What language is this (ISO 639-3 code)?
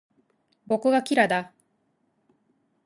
jpn